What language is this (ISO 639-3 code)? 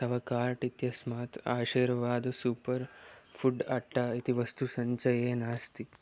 san